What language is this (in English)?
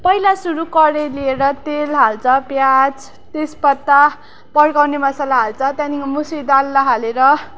Nepali